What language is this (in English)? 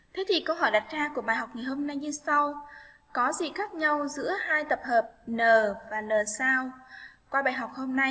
Vietnamese